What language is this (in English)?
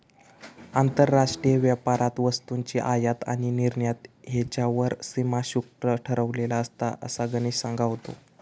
Marathi